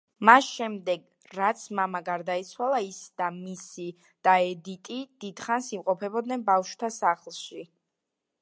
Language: Georgian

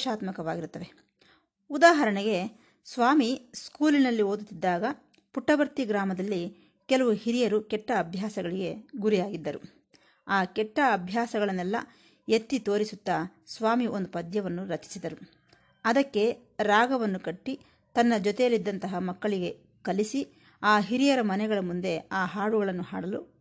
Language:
Kannada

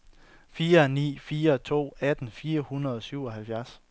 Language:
Danish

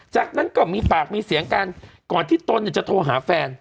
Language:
Thai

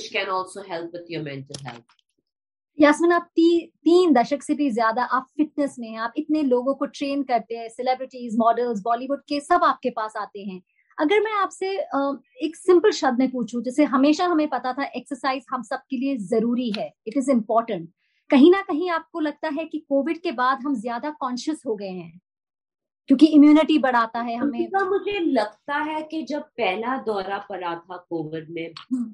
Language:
Hindi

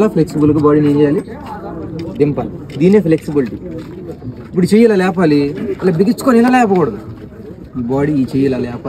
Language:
Arabic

